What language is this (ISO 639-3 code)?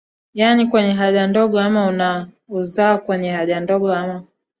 swa